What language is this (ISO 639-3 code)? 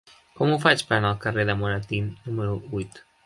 cat